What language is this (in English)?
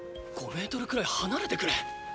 Japanese